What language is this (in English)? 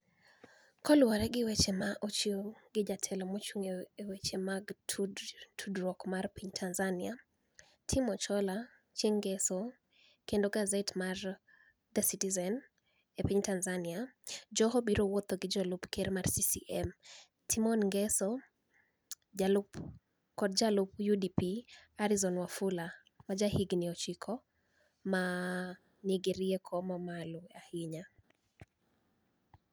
Luo (Kenya and Tanzania)